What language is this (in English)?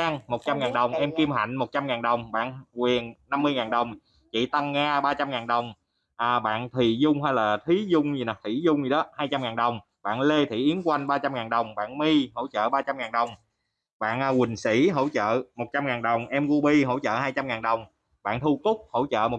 Vietnamese